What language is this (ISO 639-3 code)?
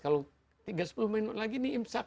ind